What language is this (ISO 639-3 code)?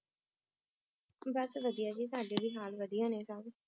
pan